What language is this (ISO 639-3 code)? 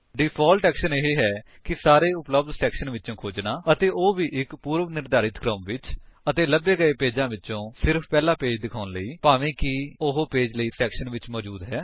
pan